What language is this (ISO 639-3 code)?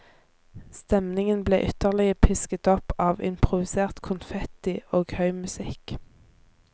nor